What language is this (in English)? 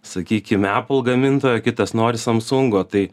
Lithuanian